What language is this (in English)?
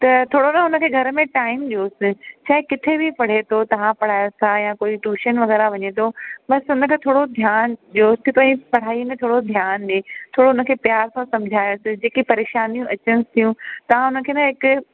Sindhi